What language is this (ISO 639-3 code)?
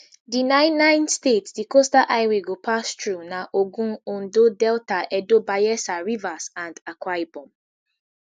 pcm